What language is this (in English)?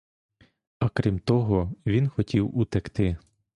Ukrainian